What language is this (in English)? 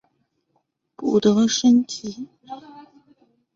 Chinese